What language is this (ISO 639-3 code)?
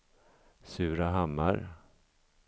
swe